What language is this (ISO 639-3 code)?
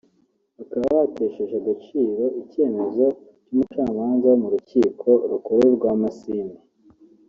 kin